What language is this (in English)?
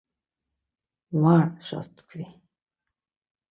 Laz